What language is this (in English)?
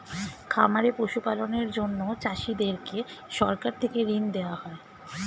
Bangla